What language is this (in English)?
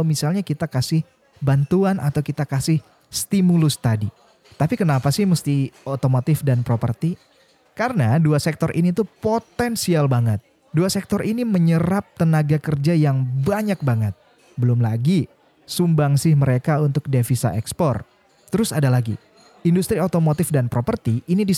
Indonesian